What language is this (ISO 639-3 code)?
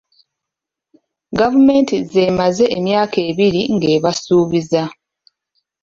lug